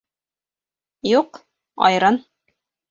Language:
Bashkir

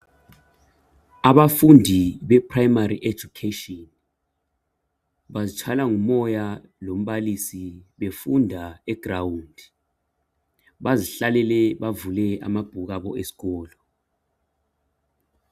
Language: North Ndebele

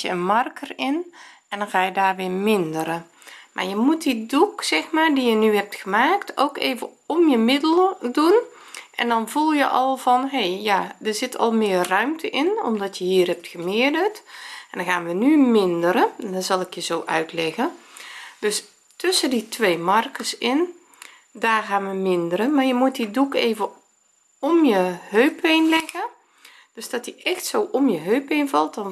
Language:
Dutch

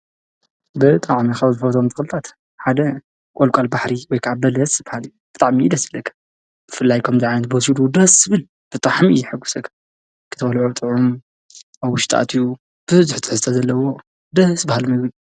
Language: Tigrinya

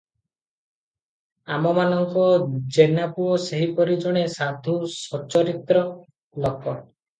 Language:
Odia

